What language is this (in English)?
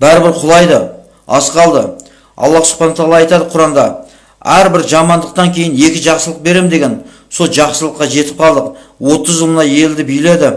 Kazakh